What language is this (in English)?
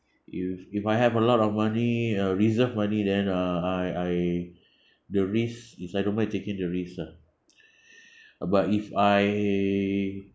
English